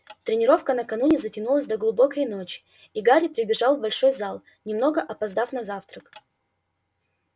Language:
Russian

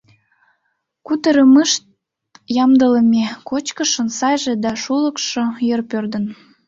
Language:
Mari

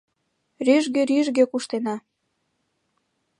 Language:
Mari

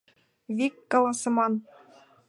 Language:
Mari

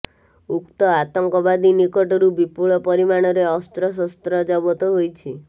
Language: Odia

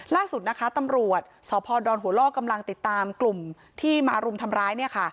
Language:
Thai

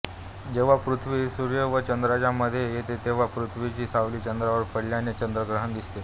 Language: Marathi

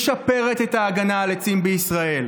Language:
Hebrew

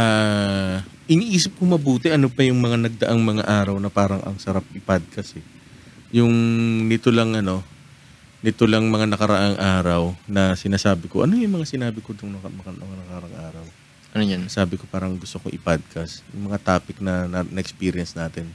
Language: Filipino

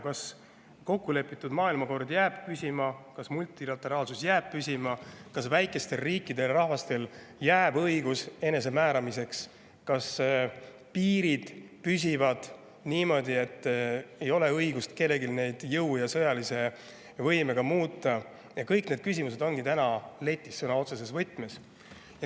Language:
Estonian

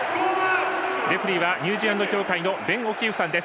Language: Japanese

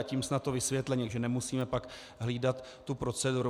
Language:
Czech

